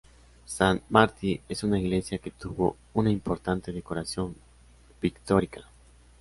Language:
Spanish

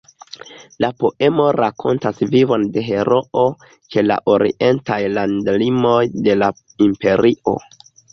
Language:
Esperanto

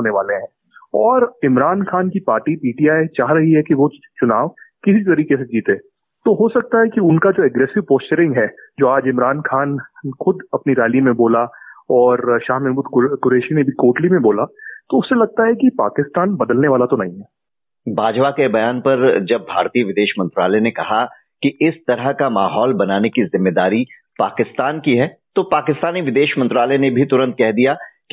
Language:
Hindi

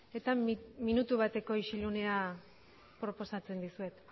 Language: Basque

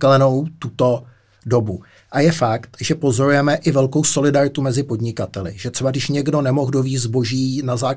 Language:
Czech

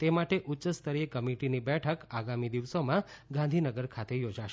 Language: Gujarati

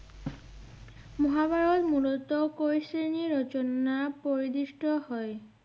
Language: Bangla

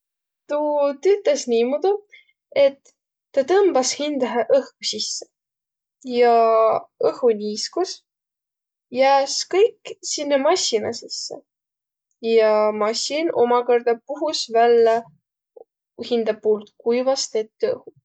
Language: Võro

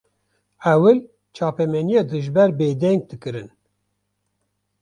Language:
Kurdish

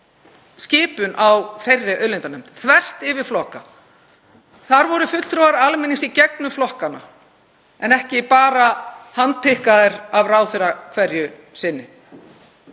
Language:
Icelandic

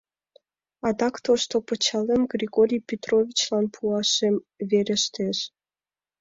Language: Mari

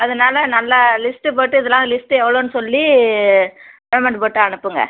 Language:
Tamil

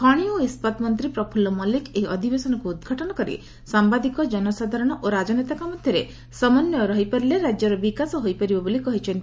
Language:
Odia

